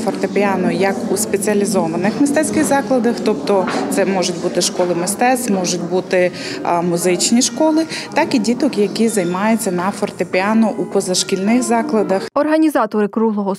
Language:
Ukrainian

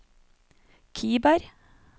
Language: Norwegian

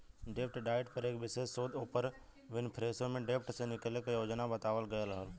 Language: Bhojpuri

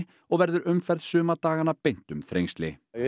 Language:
Icelandic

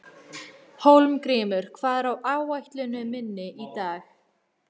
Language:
Icelandic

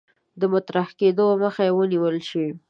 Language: Pashto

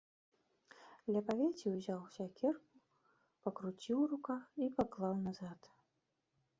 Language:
Belarusian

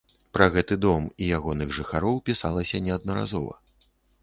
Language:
Belarusian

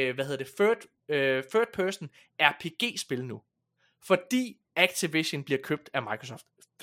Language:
Danish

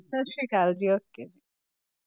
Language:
Punjabi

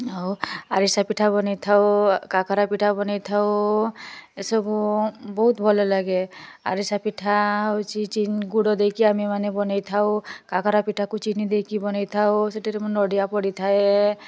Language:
Odia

